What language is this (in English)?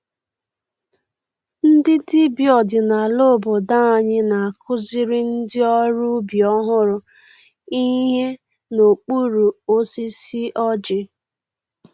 Igbo